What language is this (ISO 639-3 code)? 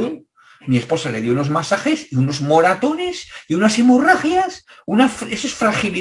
spa